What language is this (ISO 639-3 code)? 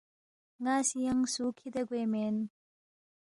bft